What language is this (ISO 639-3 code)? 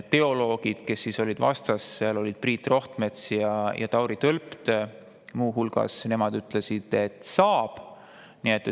est